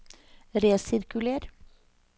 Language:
Norwegian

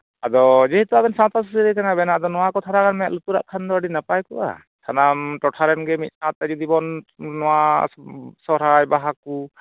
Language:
Santali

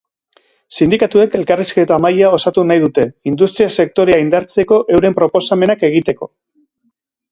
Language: Basque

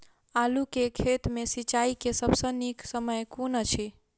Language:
Maithili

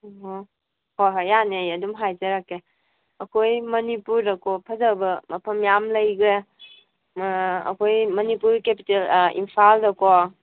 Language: Manipuri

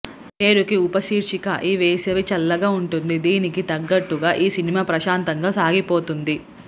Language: Telugu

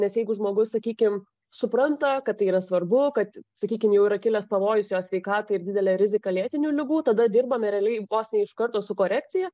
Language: Lithuanian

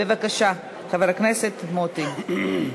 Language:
Hebrew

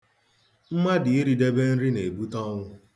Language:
Igbo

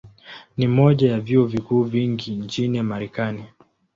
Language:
Swahili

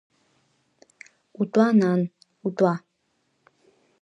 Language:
Abkhazian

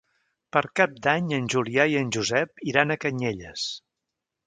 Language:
Catalan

